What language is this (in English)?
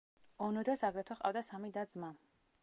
Georgian